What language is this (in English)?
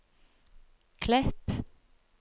Norwegian